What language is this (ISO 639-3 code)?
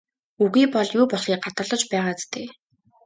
mon